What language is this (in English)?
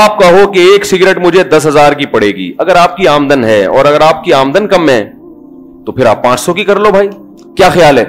Urdu